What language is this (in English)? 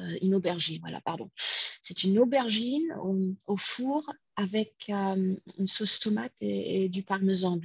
French